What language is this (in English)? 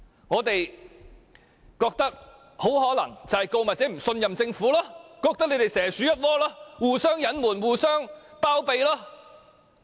Cantonese